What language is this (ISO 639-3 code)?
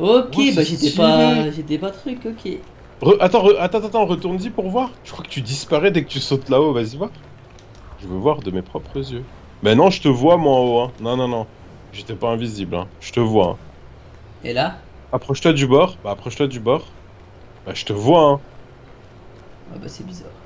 fra